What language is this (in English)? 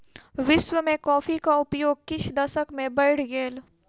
Maithili